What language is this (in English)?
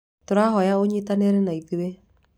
Kikuyu